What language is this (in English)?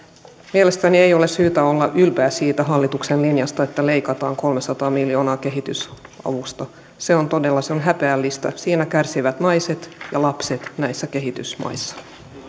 Finnish